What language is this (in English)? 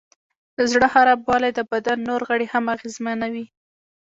Pashto